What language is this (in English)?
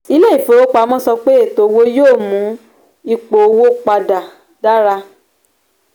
Yoruba